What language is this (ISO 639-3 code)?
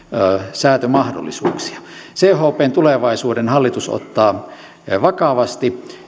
fin